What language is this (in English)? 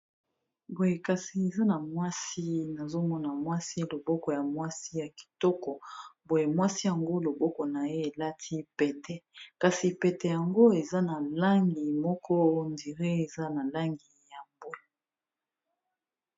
Lingala